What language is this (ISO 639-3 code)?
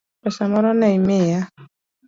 luo